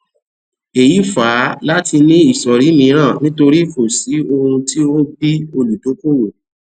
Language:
Yoruba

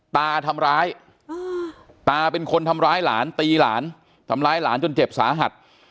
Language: Thai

